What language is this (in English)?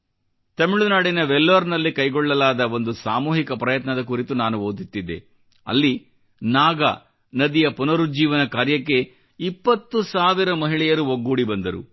Kannada